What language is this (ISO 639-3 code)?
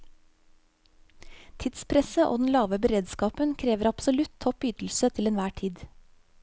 nor